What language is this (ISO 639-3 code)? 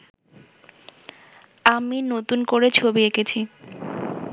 ben